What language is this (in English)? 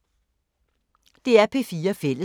Danish